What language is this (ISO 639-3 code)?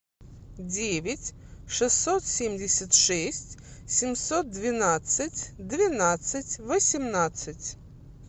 rus